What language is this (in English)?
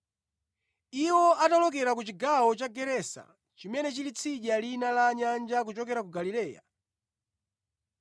Nyanja